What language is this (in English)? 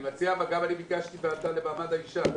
Hebrew